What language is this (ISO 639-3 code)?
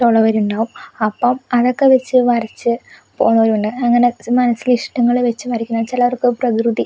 mal